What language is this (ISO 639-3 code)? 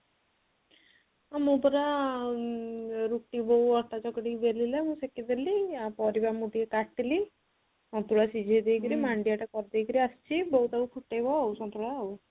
ori